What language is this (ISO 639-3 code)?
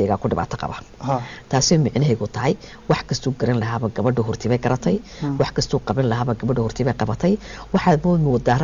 ara